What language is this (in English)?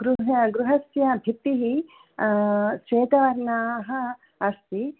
Sanskrit